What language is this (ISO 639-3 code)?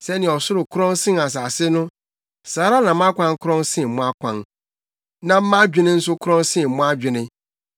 aka